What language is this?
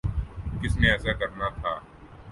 Urdu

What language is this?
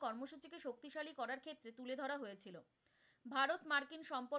Bangla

